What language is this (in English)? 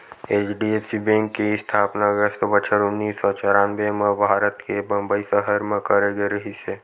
Chhattisgarhi